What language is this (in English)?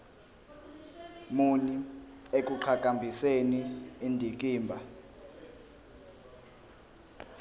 Zulu